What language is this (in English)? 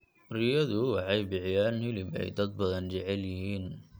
Somali